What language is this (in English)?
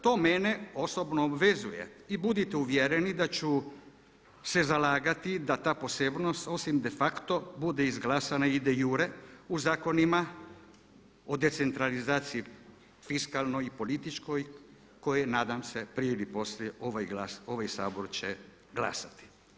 Croatian